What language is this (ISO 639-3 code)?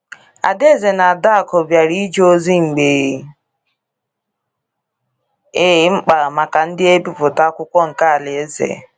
ibo